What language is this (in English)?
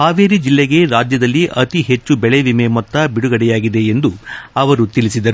Kannada